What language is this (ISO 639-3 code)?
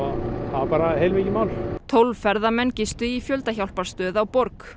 isl